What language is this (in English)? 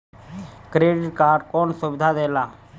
Bhojpuri